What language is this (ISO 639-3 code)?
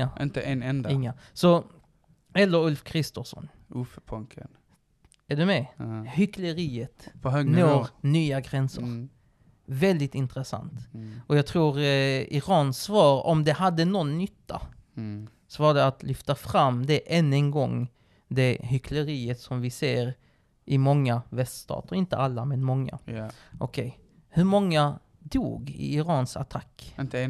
swe